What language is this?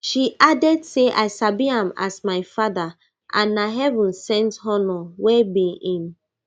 Nigerian Pidgin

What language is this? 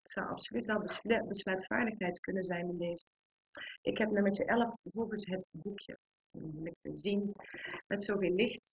Dutch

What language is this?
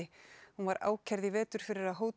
Icelandic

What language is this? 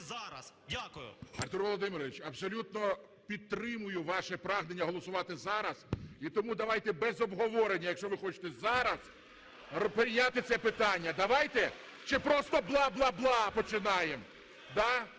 Ukrainian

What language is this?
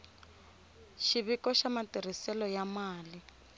Tsonga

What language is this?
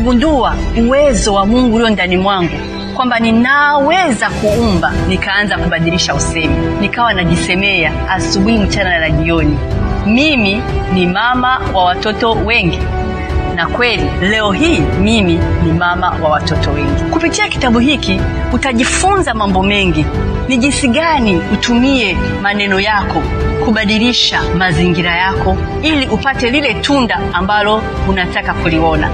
Swahili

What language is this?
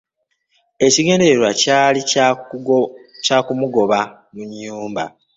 Ganda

